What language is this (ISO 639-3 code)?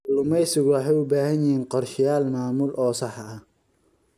som